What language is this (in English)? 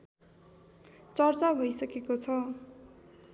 Nepali